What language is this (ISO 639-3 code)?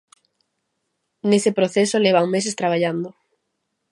glg